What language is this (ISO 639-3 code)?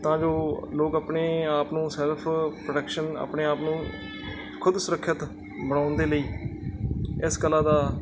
pan